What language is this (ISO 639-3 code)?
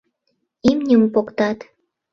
chm